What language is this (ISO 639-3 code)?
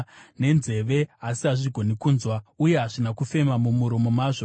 sna